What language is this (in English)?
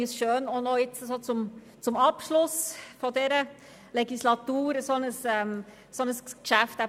Swiss German